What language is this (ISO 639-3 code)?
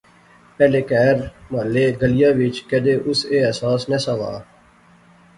phr